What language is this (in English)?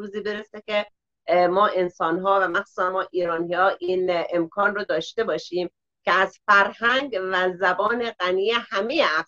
Persian